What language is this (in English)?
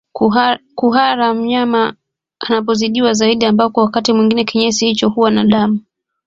Swahili